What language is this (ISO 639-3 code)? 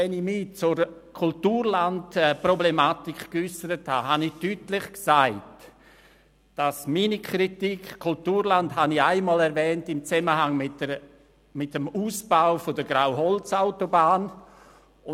gsw